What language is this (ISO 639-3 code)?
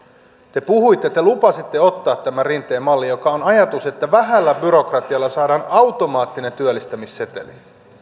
fin